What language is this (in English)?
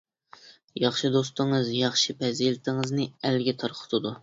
Uyghur